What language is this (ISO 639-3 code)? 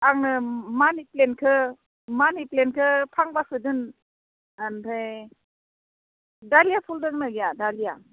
brx